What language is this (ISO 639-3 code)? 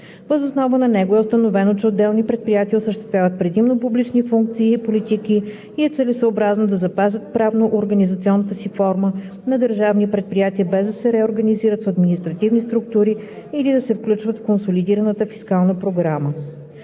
bul